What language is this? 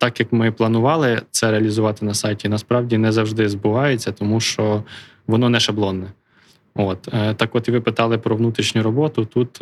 Ukrainian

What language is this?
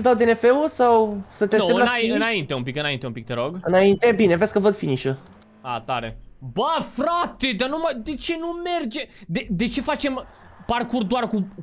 Romanian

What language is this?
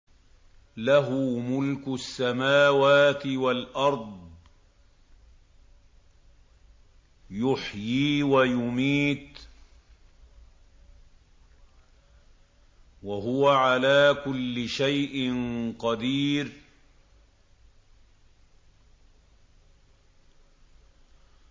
Arabic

